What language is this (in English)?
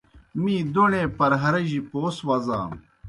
Kohistani Shina